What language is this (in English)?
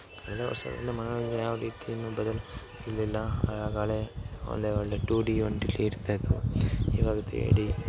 Kannada